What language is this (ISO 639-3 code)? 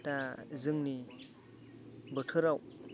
brx